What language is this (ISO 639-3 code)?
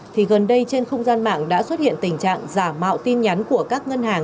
vie